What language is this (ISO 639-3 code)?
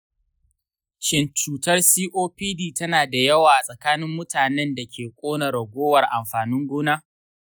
hau